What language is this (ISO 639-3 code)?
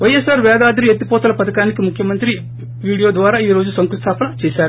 tel